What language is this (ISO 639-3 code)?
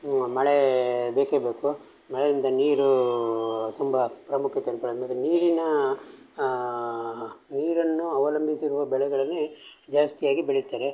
kan